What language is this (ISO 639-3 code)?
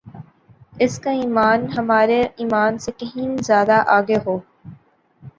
urd